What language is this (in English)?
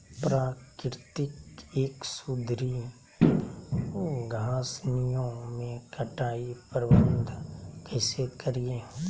Magahi